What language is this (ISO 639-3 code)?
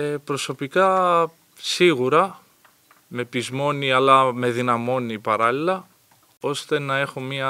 ell